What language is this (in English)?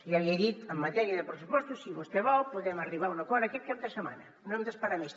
Catalan